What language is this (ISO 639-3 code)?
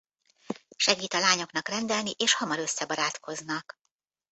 hun